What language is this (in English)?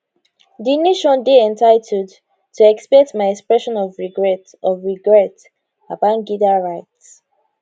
Nigerian Pidgin